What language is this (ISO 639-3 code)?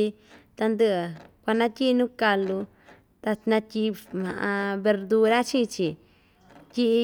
vmj